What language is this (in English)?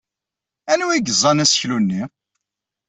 Kabyle